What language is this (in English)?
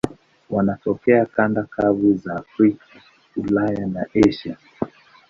Swahili